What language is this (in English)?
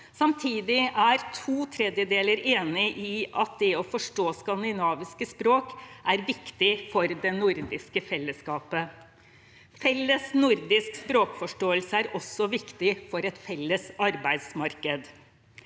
Norwegian